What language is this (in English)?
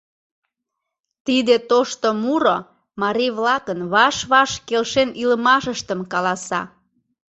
Mari